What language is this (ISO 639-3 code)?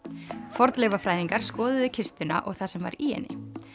isl